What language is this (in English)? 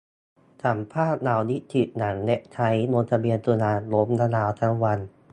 Thai